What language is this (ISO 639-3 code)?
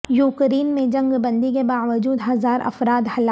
urd